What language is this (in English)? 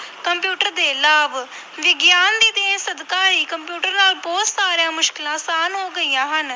Punjabi